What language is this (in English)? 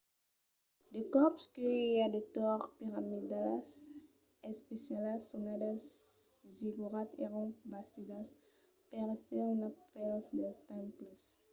Occitan